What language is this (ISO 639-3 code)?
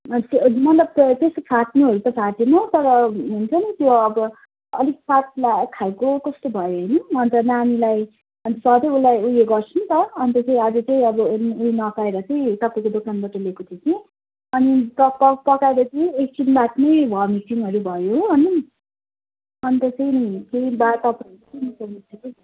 nep